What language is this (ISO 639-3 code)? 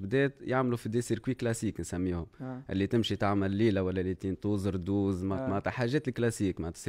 ara